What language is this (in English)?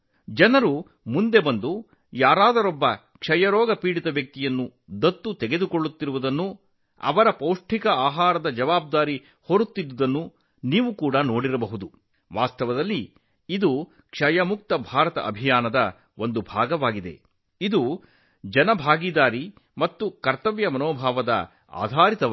Kannada